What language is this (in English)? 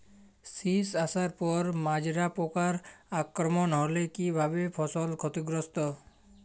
Bangla